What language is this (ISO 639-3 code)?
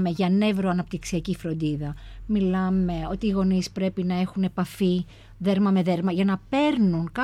ell